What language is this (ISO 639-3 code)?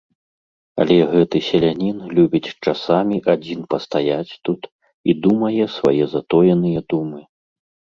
bel